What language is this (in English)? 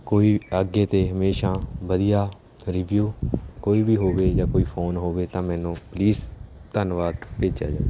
Punjabi